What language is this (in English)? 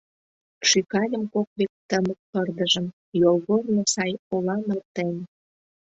Mari